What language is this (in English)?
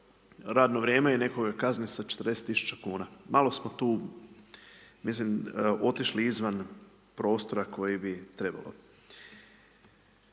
Croatian